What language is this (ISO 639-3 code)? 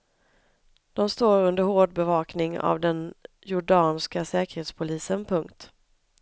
swe